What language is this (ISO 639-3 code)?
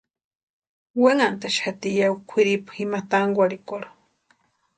pua